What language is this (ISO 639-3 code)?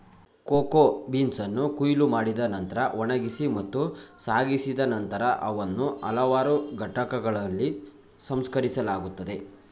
kan